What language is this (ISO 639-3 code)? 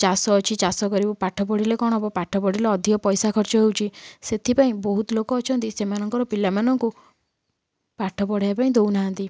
ori